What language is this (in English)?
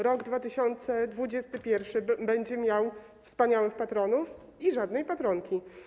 Polish